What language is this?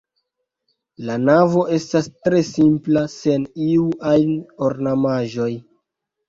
Esperanto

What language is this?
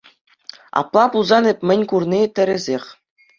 Chuvash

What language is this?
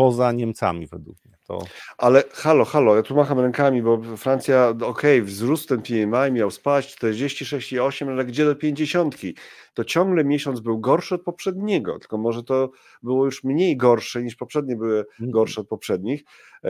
Polish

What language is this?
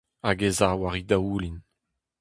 Breton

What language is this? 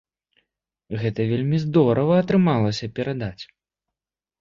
Belarusian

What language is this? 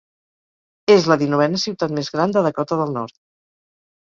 Catalan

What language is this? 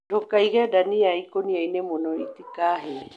Kikuyu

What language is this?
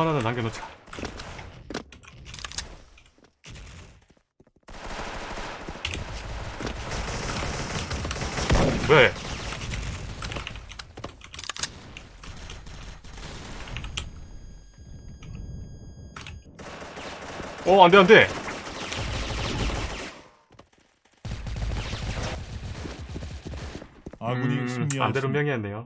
Korean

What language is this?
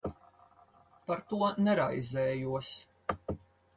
Latvian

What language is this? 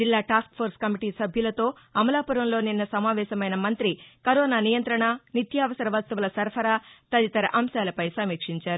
Telugu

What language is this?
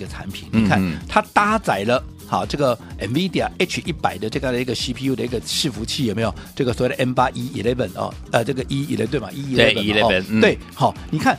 Chinese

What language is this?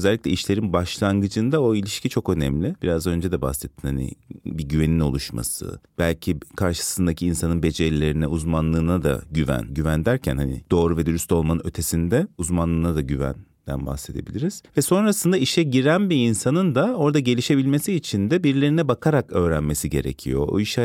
Turkish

